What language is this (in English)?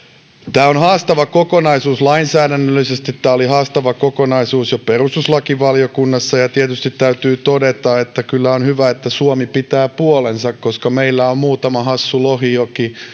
Finnish